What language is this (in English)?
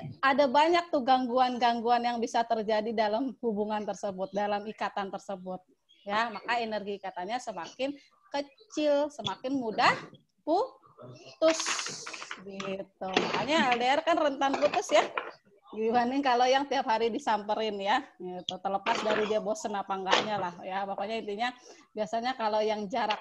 Indonesian